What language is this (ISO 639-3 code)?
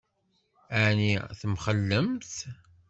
kab